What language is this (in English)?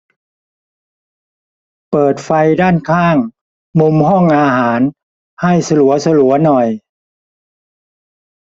Thai